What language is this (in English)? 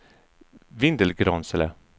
Swedish